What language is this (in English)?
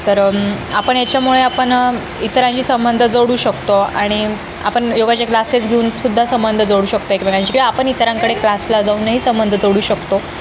Marathi